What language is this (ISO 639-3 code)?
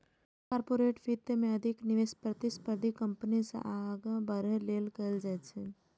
mai